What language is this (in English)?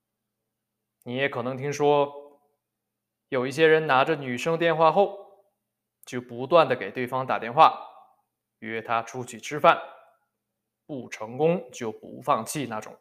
Chinese